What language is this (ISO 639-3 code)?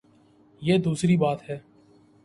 urd